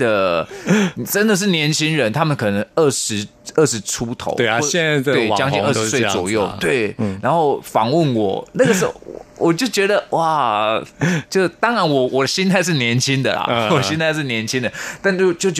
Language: Chinese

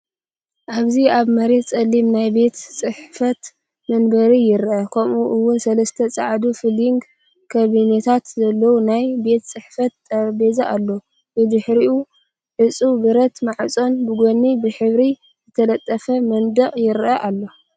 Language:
Tigrinya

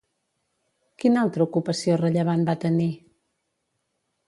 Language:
Catalan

